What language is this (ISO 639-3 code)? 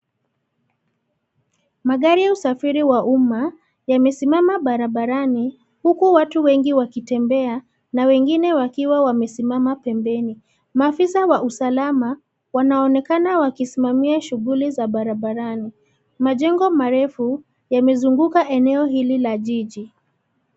swa